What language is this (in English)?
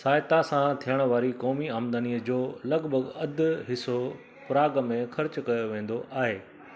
Sindhi